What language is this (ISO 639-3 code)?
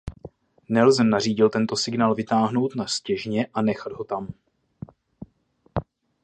ces